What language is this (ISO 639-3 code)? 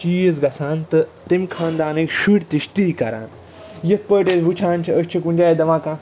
kas